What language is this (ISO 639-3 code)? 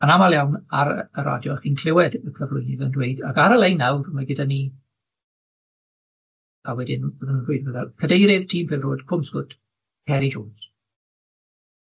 cym